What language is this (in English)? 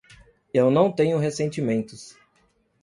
Portuguese